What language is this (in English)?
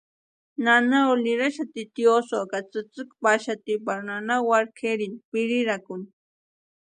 Western Highland Purepecha